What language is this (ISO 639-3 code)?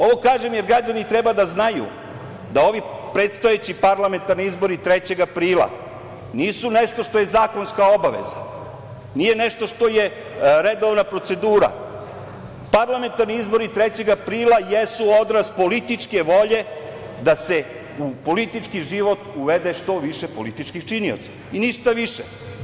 srp